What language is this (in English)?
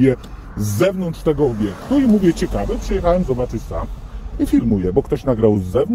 Polish